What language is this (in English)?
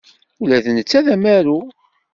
Kabyle